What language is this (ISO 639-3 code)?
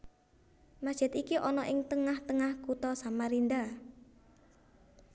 jav